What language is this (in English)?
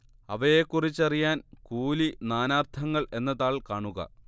Malayalam